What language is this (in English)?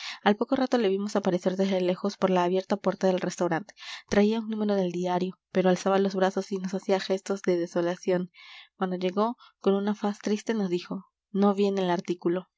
Spanish